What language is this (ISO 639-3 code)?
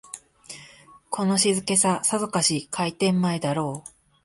jpn